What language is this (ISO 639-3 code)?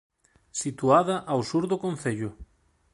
glg